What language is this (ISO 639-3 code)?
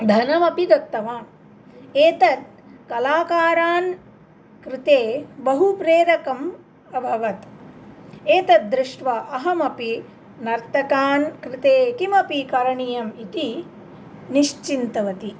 san